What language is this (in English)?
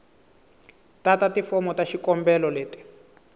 Tsonga